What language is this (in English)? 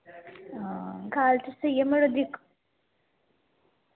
Dogri